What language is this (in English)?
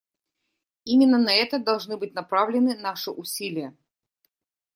Russian